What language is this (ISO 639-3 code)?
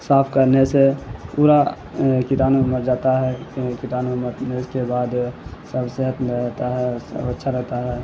urd